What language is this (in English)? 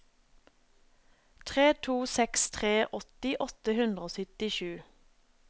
Norwegian